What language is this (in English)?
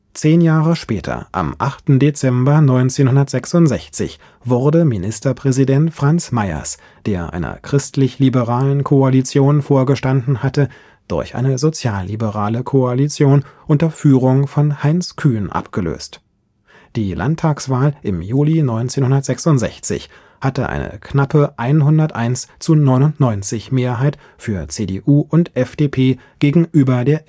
German